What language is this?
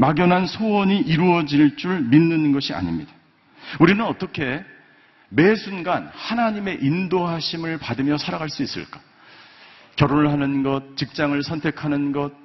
Korean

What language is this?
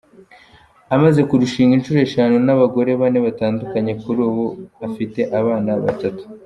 Kinyarwanda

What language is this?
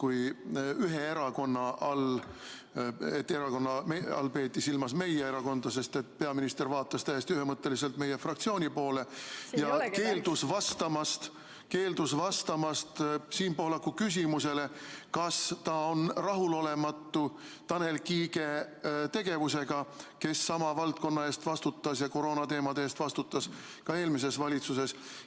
Estonian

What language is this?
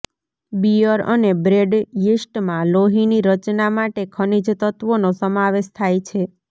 Gujarati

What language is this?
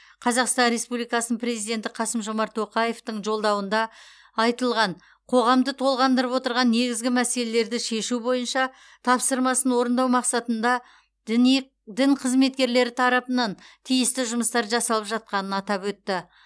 Kazakh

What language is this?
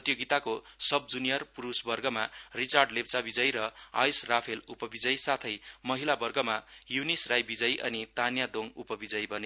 Nepali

